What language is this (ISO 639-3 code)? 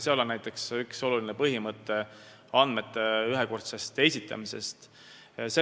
est